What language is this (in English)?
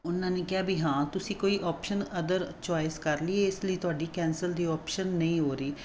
Punjabi